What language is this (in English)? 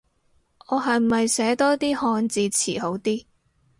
Cantonese